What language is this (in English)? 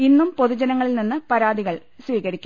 Malayalam